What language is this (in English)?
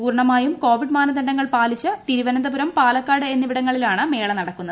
Malayalam